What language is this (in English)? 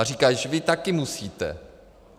Czech